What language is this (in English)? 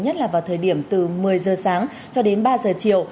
Vietnamese